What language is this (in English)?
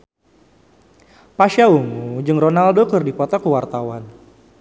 Sundanese